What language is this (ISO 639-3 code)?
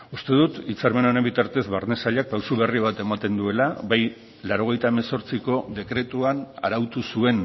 eus